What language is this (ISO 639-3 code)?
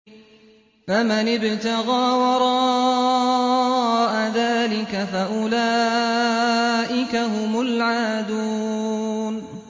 ara